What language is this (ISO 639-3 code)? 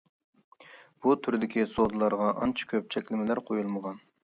uig